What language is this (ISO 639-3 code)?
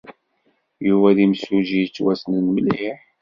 kab